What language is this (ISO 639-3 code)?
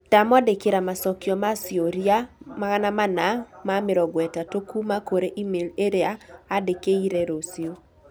kik